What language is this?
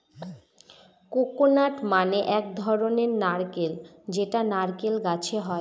Bangla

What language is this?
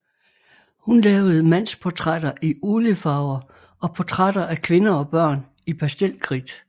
Danish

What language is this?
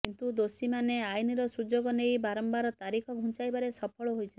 Odia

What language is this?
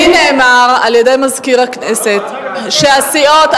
Hebrew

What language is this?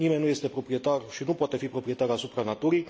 Romanian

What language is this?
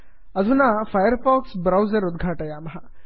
Sanskrit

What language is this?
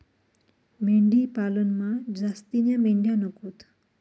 Marathi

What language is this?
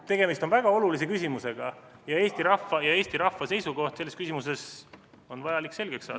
Estonian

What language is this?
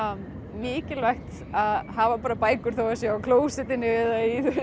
Icelandic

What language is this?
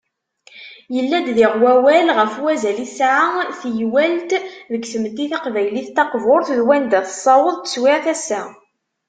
Kabyle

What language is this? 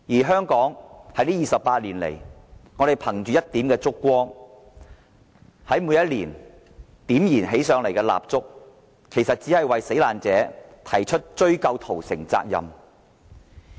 Cantonese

